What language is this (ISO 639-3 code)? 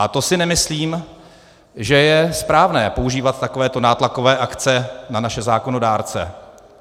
ces